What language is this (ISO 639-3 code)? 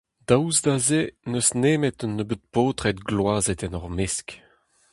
bre